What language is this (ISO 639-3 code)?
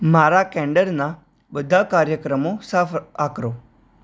guj